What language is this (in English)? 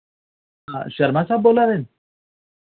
Dogri